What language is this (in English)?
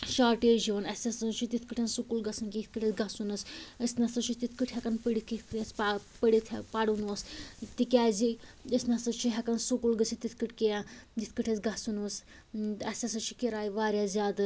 Kashmiri